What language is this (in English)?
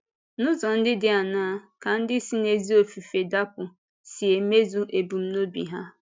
Igbo